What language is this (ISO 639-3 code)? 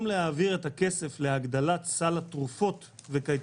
heb